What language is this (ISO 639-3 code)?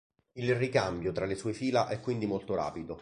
ita